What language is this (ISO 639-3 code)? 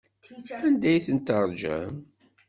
kab